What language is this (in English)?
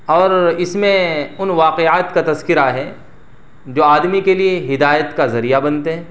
Urdu